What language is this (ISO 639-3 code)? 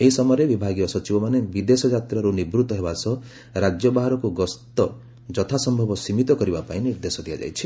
ori